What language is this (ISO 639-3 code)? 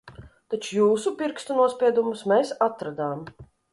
lav